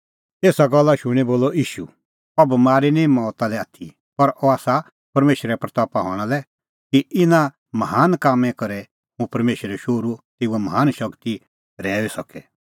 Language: Kullu Pahari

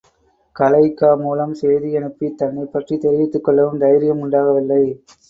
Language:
Tamil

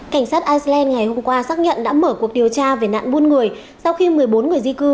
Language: Vietnamese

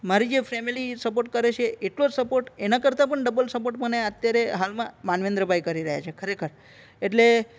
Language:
Gujarati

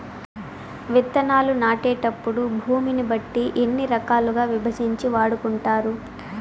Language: Telugu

